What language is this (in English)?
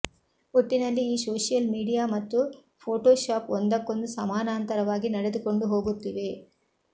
Kannada